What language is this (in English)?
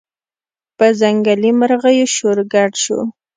Pashto